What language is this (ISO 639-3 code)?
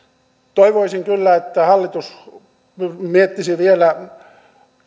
fin